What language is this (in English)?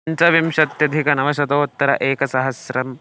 Sanskrit